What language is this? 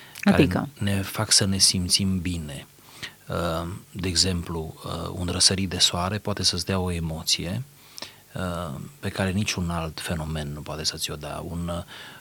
Romanian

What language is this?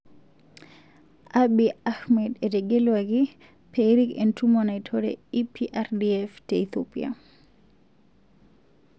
Masai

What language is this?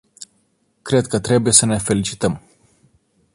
Romanian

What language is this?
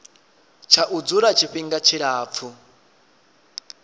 Venda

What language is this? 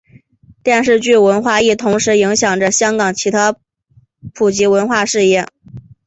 Chinese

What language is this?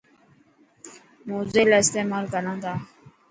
Dhatki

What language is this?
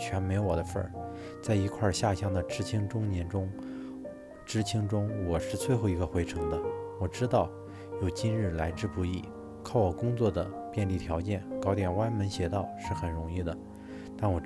Chinese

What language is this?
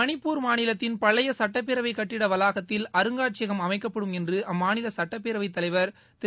Tamil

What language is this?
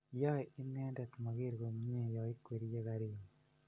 Kalenjin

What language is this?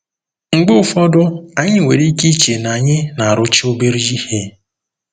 Igbo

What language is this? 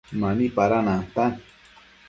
Matsés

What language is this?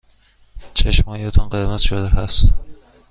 Persian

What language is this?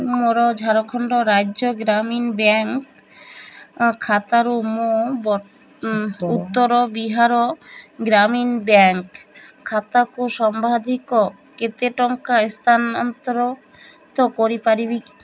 Odia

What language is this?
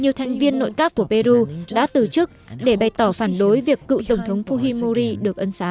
Vietnamese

